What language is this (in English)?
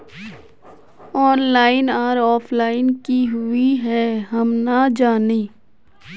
Magahi